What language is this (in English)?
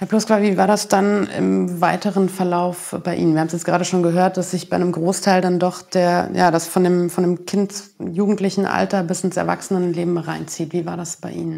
German